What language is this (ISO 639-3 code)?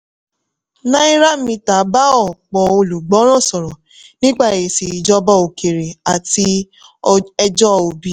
yor